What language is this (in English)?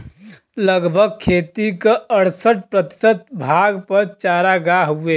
Bhojpuri